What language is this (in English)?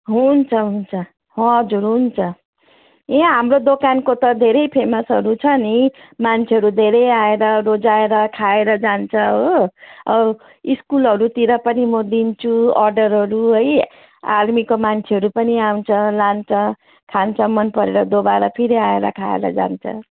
Nepali